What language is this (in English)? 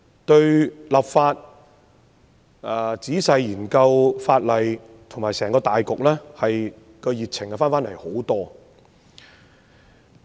Cantonese